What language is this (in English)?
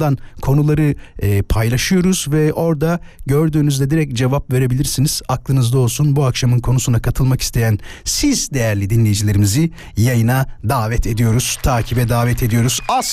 Turkish